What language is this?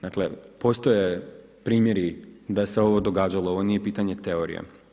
Croatian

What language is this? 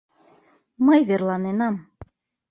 Mari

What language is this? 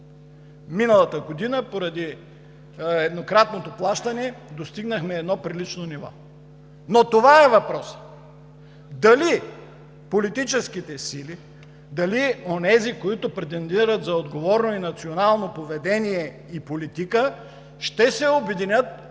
Bulgarian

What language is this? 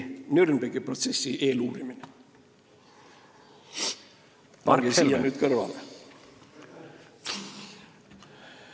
Estonian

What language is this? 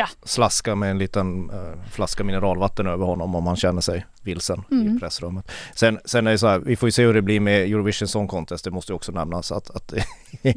Swedish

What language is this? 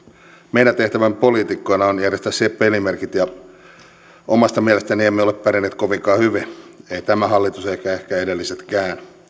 Finnish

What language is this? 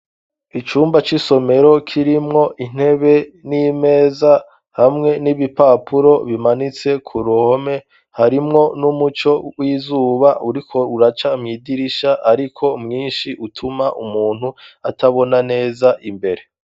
Rundi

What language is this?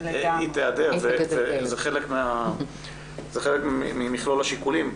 Hebrew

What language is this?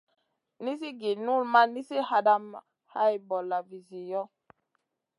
Masana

